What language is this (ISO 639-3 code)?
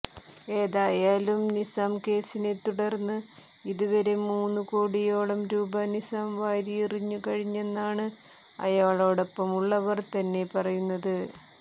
mal